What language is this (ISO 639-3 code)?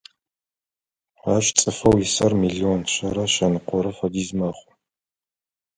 ady